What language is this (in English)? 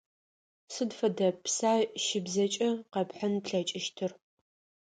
Adyghe